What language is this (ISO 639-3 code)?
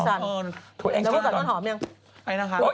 tha